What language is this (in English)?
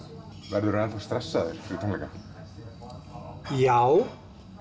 Icelandic